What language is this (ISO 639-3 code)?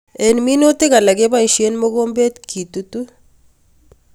kln